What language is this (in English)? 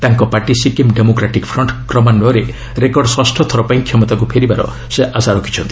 Odia